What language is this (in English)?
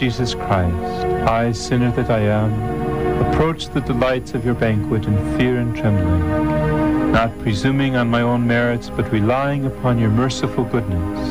Filipino